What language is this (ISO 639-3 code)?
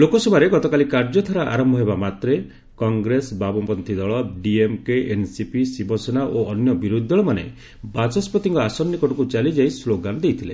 ori